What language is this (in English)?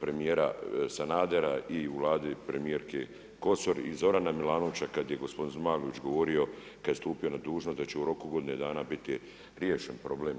Croatian